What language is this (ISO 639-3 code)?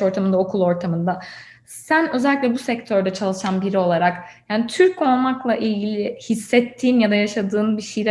tur